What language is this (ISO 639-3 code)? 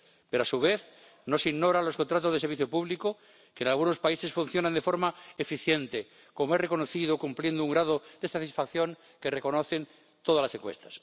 spa